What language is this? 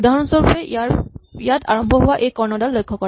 Assamese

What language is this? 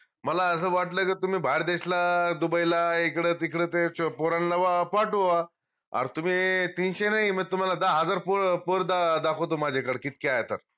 Marathi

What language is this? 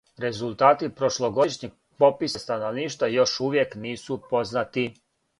Serbian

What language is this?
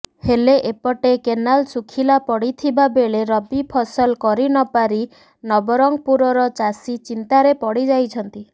Odia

